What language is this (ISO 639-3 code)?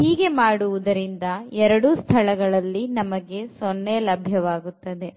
kan